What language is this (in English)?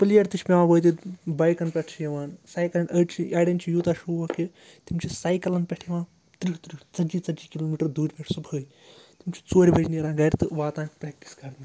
Kashmiri